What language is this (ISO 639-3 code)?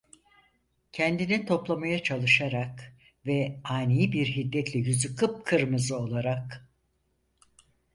tur